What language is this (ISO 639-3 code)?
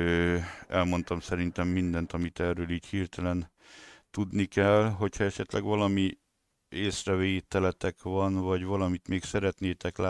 hun